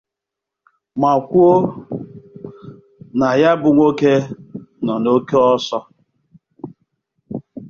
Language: Igbo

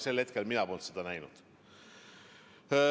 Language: Estonian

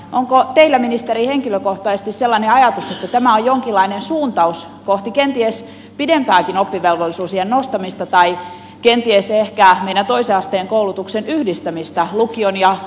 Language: Finnish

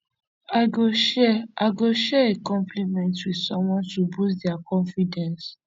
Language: Nigerian Pidgin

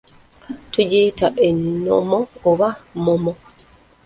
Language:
Ganda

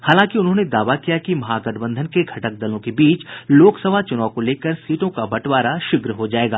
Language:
Hindi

